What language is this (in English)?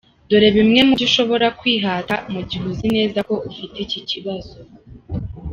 Kinyarwanda